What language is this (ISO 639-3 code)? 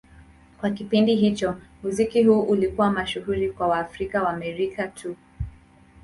swa